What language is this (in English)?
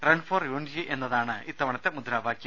Malayalam